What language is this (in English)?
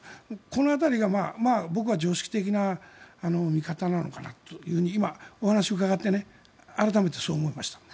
Japanese